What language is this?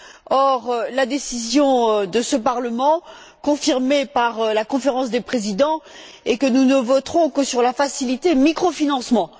French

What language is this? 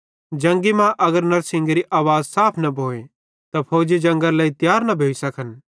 Bhadrawahi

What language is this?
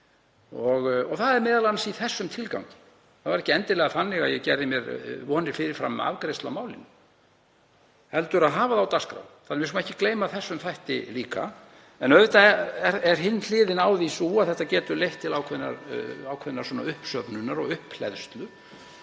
Icelandic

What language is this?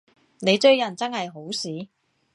Cantonese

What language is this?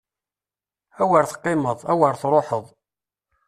Kabyle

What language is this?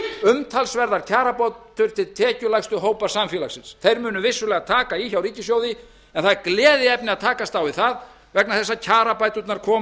Icelandic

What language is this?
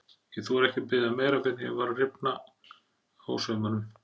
Icelandic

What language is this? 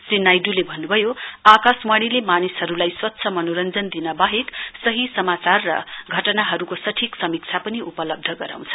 Nepali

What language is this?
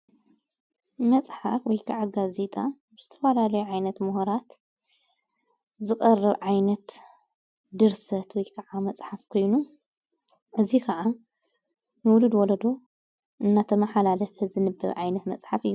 Tigrinya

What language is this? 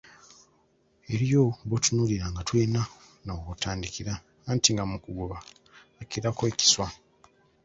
Ganda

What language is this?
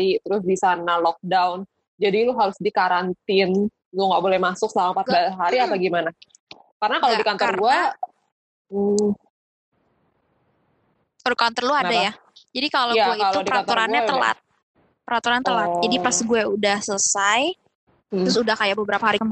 Indonesian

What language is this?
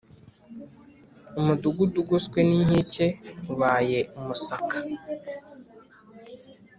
Kinyarwanda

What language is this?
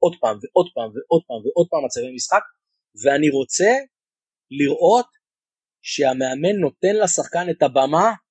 Hebrew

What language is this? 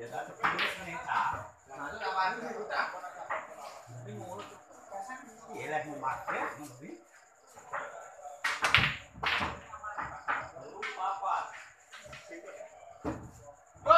Indonesian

